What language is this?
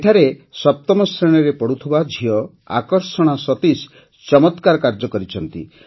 Odia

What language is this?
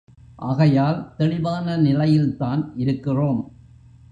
Tamil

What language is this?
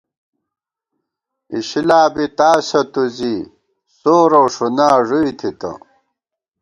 Gawar-Bati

